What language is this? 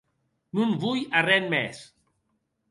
Occitan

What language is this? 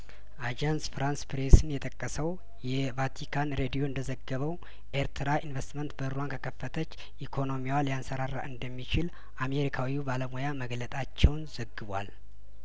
Amharic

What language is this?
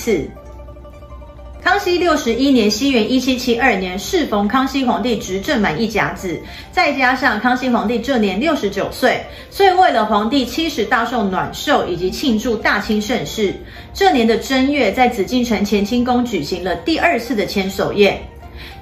Chinese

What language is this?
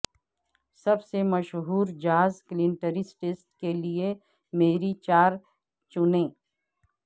Urdu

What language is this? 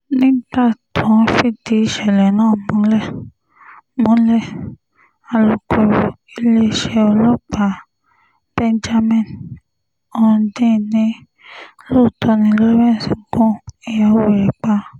Yoruba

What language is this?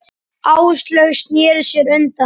Icelandic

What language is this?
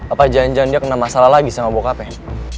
Indonesian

